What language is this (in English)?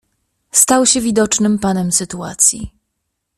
Polish